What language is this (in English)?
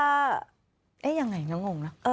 Thai